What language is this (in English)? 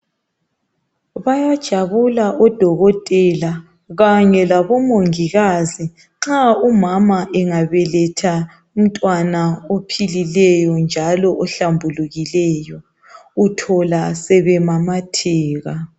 North Ndebele